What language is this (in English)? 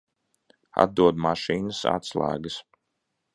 Latvian